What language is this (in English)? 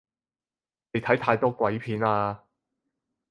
Cantonese